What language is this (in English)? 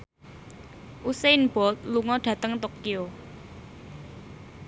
Javanese